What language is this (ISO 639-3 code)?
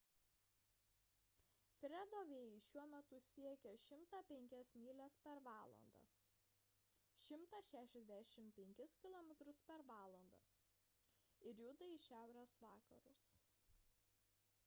lit